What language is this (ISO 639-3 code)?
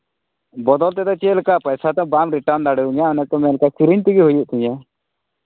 sat